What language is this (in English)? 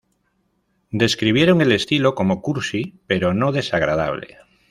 Spanish